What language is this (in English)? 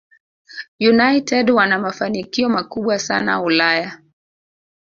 Swahili